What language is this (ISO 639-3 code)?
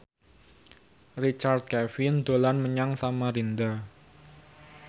jav